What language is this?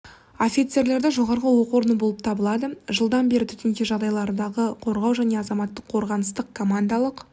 Kazakh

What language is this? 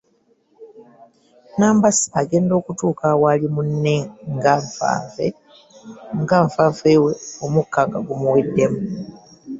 Ganda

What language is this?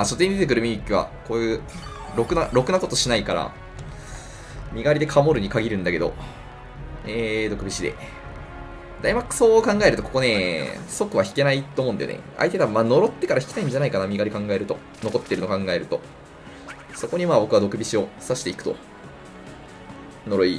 Japanese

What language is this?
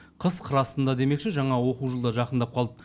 Kazakh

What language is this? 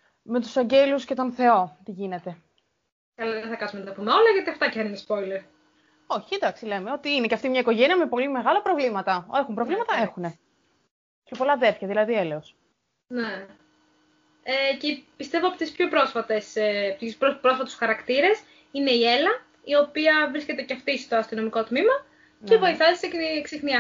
Greek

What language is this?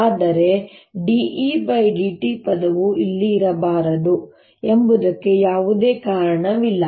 Kannada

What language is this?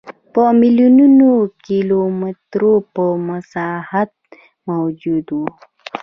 Pashto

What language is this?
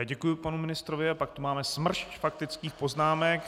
Czech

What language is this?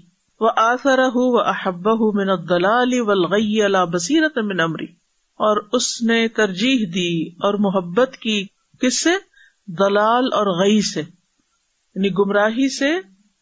Urdu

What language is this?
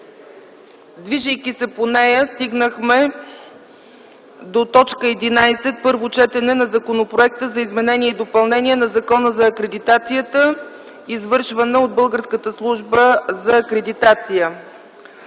Bulgarian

